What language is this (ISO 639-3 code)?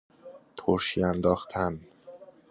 fas